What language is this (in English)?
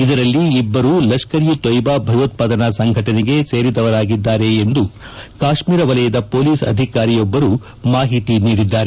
Kannada